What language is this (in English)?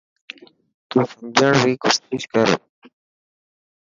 Dhatki